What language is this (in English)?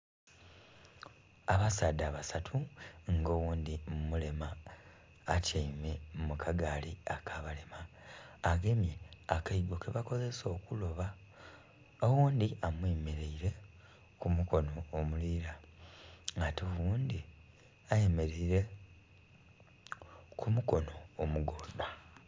Soga